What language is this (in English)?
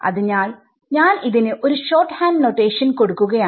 Malayalam